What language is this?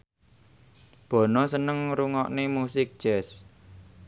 Javanese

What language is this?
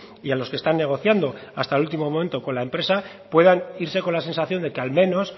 Spanish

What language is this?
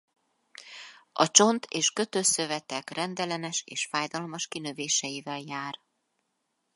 Hungarian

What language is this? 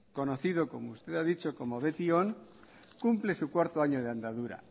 Spanish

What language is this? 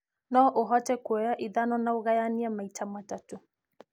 Kikuyu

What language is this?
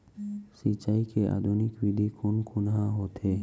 Chhattisgarhi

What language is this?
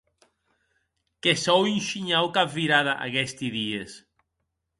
Occitan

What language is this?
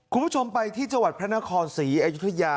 Thai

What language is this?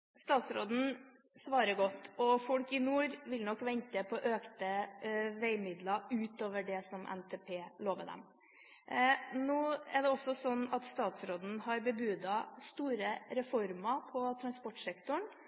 Norwegian Bokmål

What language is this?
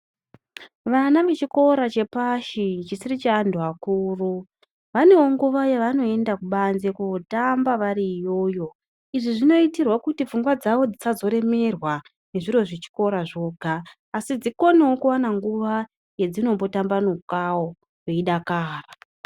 Ndau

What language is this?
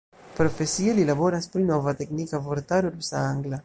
Esperanto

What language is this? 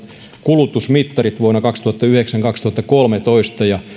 Finnish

